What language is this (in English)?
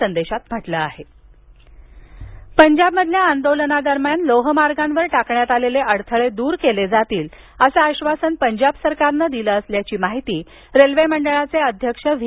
Marathi